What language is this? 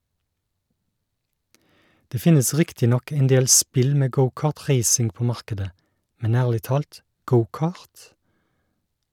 Norwegian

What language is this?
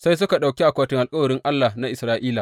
Hausa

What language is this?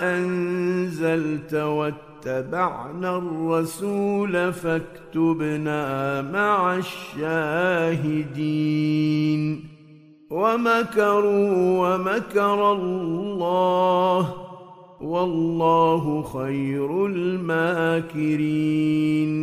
Arabic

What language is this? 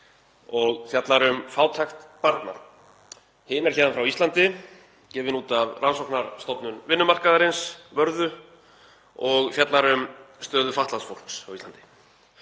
Icelandic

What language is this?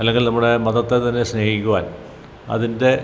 Malayalam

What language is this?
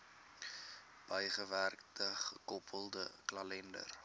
Afrikaans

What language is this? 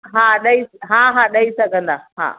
Sindhi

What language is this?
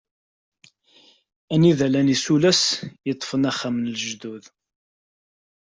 Kabyle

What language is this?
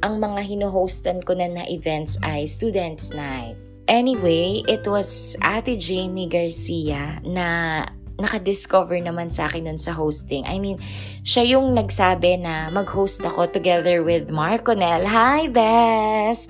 Filipino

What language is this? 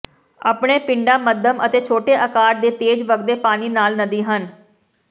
Punjabi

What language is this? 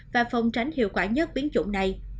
Vietnamese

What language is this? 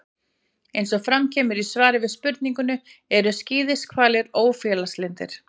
Icelandic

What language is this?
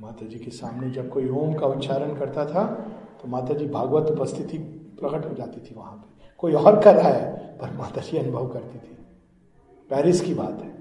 Hindi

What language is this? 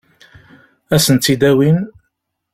Kabyle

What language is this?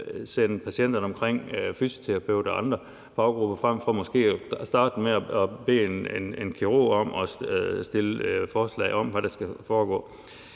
Danish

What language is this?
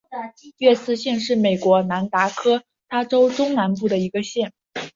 Chinese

